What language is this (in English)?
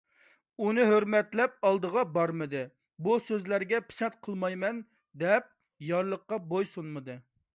Uyghur